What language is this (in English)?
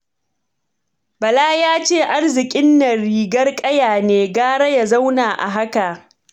Hausa